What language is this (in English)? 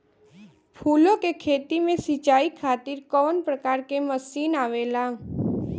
Bhojpuri